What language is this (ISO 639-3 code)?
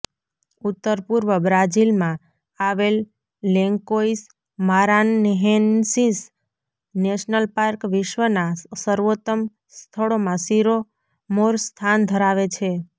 guj